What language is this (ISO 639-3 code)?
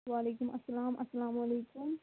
kas